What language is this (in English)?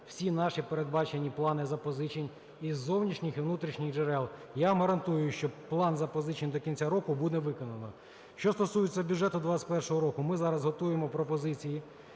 Ukrainian